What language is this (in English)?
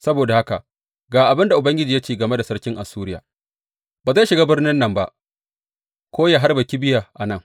Hausa